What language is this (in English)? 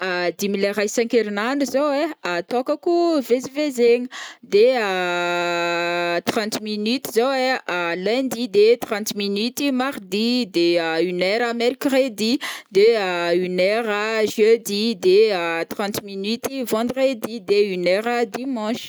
Northern Betsimisaraka Malagasy